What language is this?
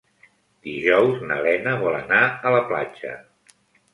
Catalan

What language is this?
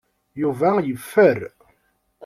Kabyle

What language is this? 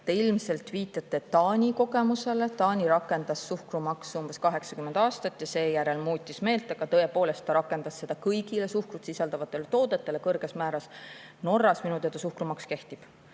Estonian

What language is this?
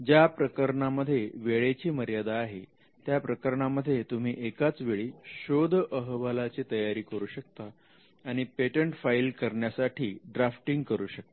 Marathi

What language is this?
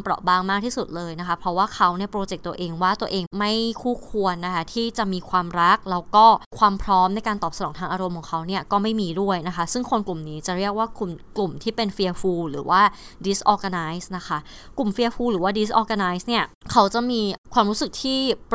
Thai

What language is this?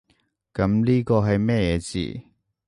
Cantonese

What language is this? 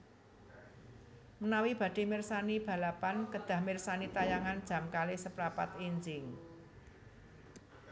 Javanese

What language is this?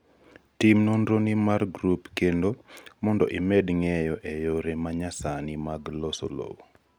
Luo (Kenya and Tanzania)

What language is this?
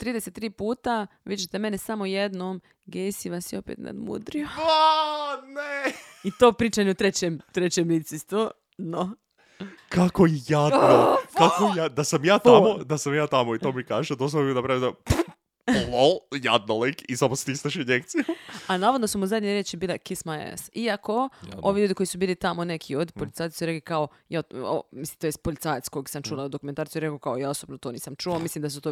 Croatian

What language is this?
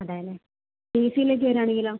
Malayalam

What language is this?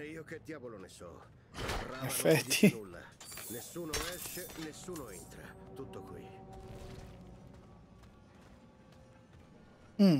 Italian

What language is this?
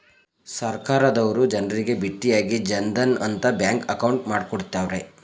Kannada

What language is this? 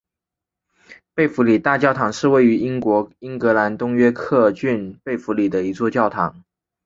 Chinese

